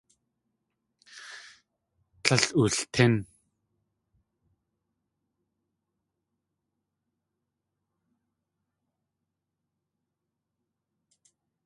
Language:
Tlingit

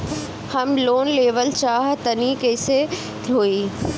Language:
Bhojpuri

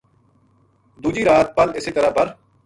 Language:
Gujari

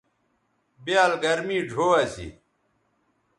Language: Bateri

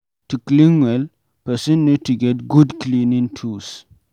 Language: Nigerian Pidgin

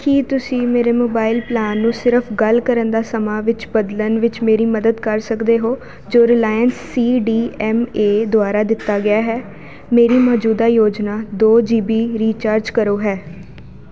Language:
Punjabi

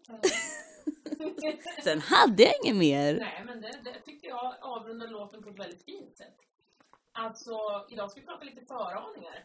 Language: Swedish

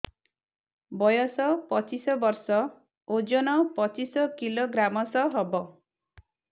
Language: Odia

